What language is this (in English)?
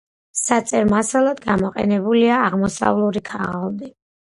Georgian